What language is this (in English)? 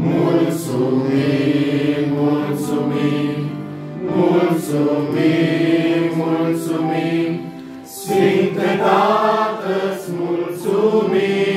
Romanian